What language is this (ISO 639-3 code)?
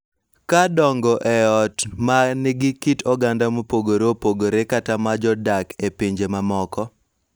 luo